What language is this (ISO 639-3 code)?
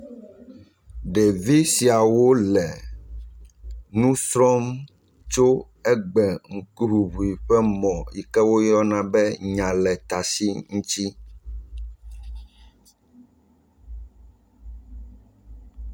ewe